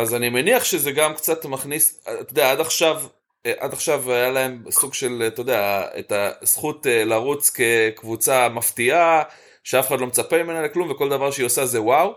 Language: Hebrew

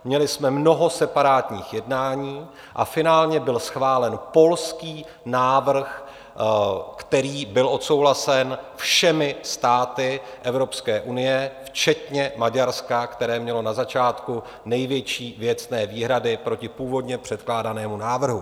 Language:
Czech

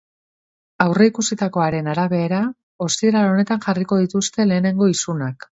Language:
Basque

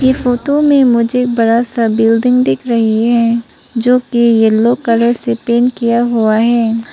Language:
Hindi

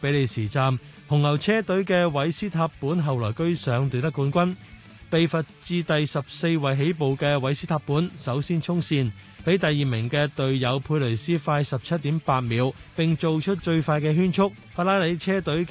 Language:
Chinese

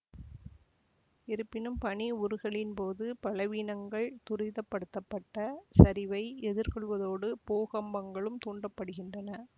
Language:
Tamil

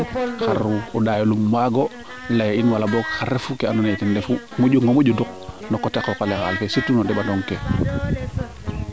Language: Serer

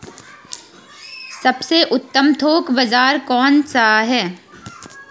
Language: Hindi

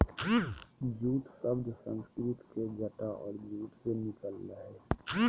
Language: Magahi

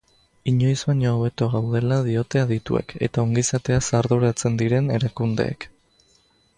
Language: Basque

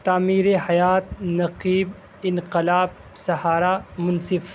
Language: Urdu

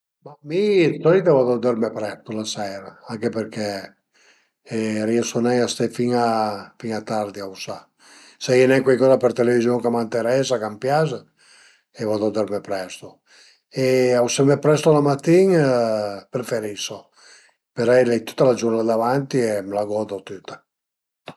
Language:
Piedmontese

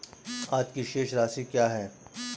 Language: Hindi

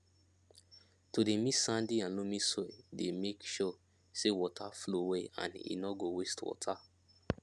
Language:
Nigerian Pidgin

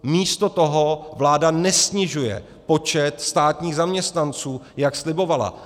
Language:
Czech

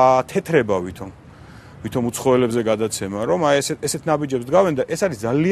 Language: Romanian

